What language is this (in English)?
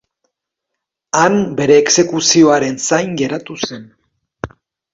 Basque